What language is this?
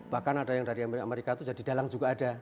Indonesian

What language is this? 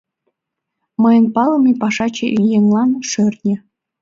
Mari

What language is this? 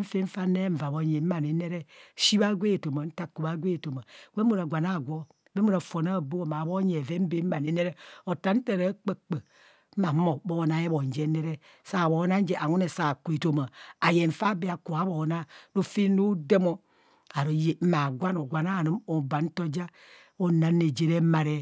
Kohumono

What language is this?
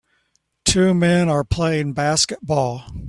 English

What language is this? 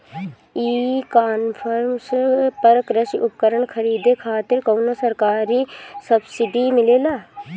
Bhojpuri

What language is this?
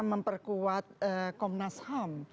Indonesian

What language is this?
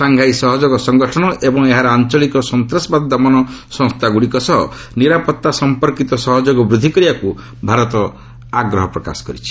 Odia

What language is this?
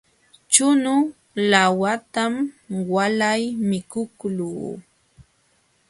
Jauja Wanca Quechua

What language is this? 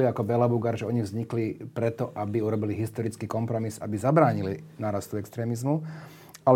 Slovak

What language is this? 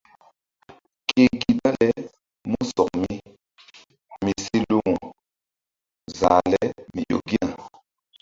Mbum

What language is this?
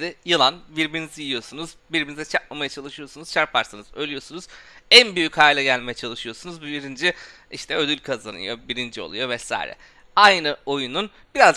Turkish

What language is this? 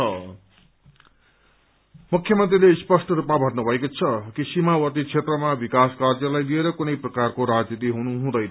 Nepali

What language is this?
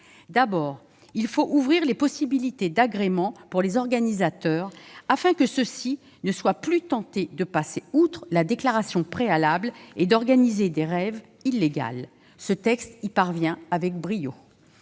French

